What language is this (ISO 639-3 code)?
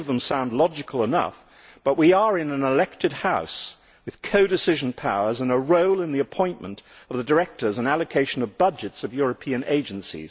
eng